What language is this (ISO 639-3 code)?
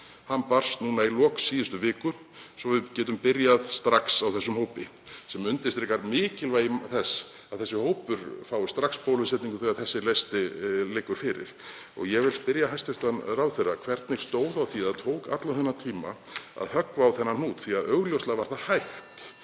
isl